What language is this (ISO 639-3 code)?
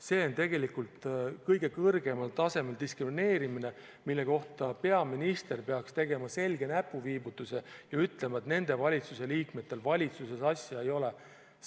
est